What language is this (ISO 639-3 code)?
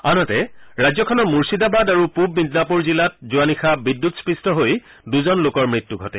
asm